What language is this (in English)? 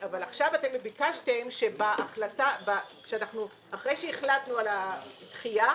Hebrew